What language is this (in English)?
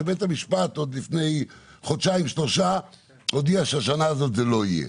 Hebrew